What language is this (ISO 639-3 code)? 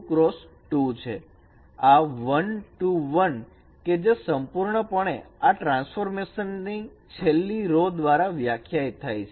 guj